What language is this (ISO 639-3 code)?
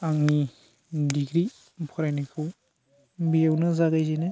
brx